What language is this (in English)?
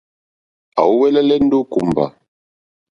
Mokpwe